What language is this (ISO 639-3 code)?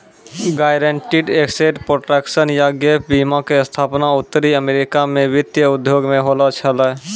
mai